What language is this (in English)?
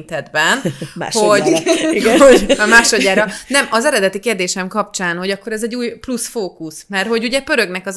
Hungarian